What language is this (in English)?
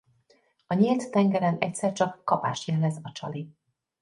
Hungarian